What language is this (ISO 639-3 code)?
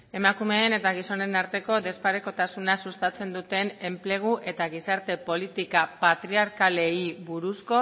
eus